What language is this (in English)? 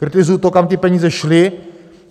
Czech